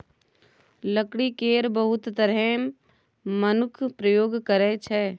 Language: Maithili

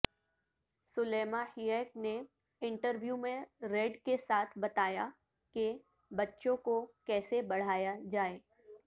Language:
Urdu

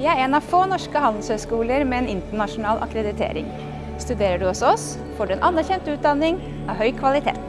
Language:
Norwegian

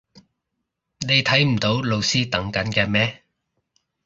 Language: Cantonese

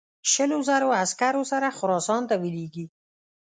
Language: Pashto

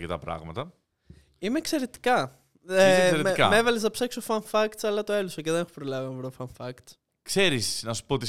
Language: Greek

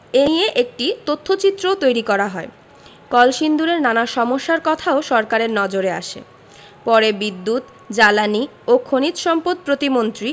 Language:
Bangla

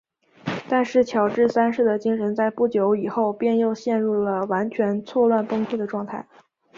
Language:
Chinese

